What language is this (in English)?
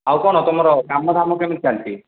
Odia